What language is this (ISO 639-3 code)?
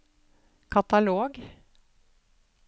nor